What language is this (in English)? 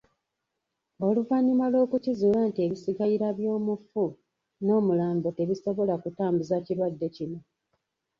Ganda